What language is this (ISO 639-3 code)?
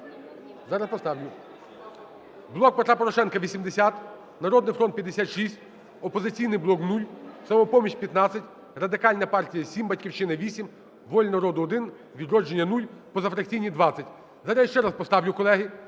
ukr